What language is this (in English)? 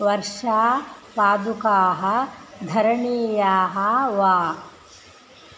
Sanskrit